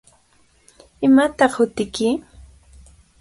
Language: Cajatambo North Lima Quechua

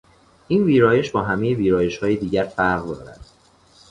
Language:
Persian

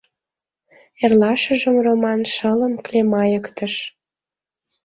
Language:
Mari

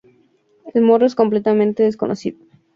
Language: Spanish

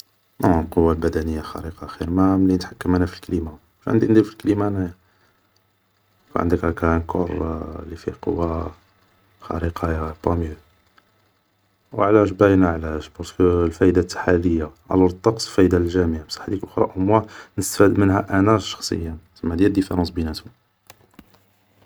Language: Algerian Arabic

